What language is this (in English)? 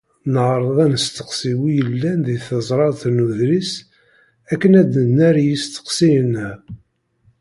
Kabyle